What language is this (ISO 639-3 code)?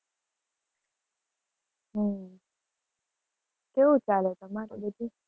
guj